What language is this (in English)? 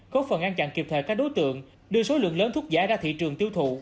Vietnamese